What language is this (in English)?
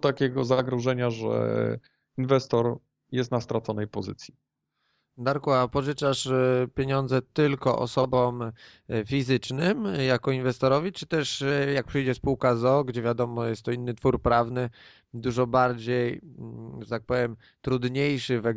Polish